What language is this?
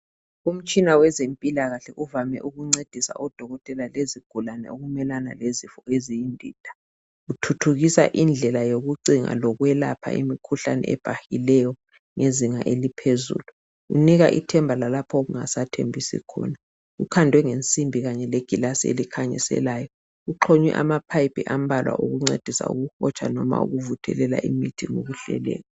North Ndebele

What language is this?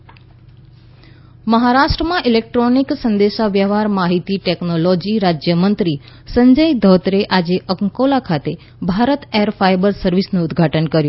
Gujarati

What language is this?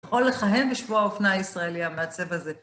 Hebrew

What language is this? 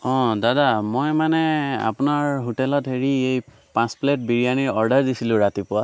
Assamese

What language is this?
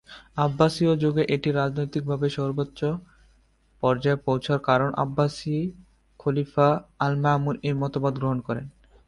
Bangla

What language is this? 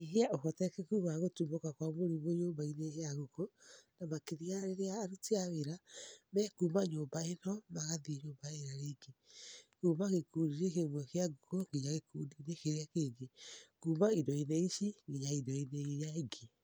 Kikuyu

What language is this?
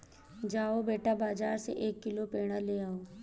Hindi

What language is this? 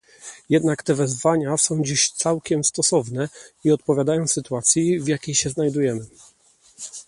Polish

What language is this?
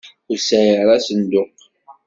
Kabyle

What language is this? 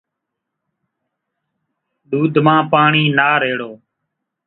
Kachi Koli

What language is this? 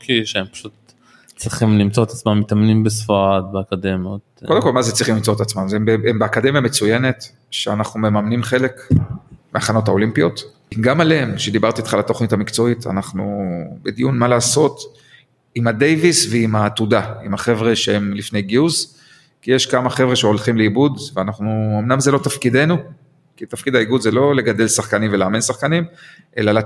Hebrew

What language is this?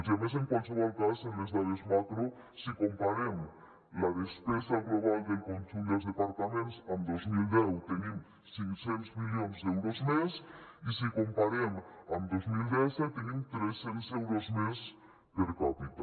Catalan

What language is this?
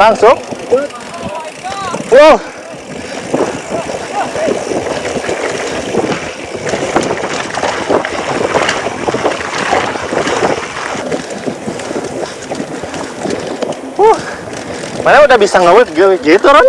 Indonesian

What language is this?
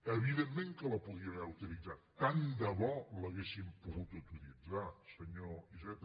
Catalan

